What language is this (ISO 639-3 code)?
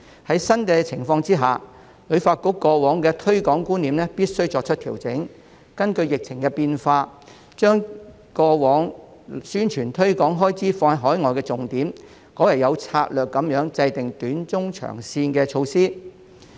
yue